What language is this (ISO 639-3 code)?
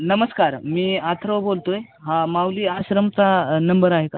mar